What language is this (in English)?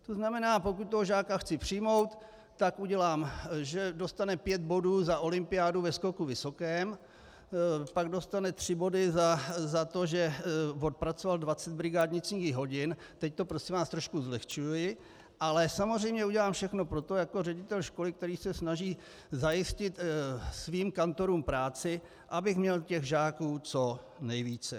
Czech